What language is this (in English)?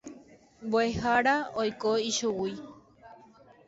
Guarani